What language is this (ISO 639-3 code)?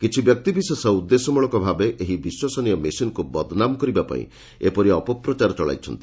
ori